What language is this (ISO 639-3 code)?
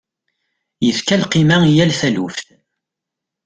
kab